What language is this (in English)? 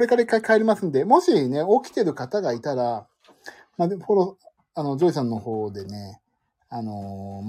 Japanese